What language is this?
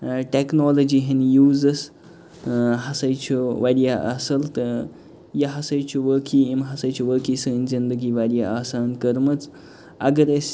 Kashmiri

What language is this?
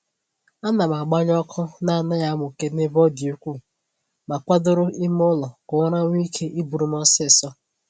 Igbo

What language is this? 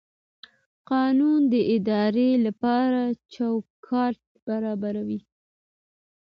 Pashto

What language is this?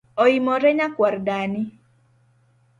Luo (Kenya and Tanzania)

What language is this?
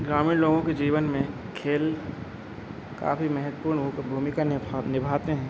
Hindi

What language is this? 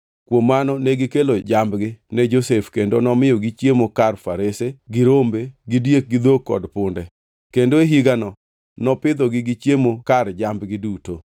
Luo (Kenya and Tanzania)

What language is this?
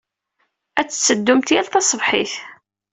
Kabyle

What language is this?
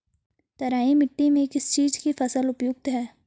Hindi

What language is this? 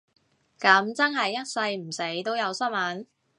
Cantonese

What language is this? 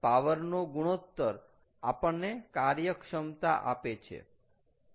Gujarati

